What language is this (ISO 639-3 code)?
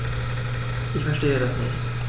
deu